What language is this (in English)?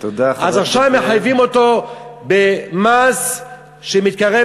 Hebrew